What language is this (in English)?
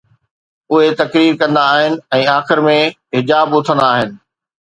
Sindhi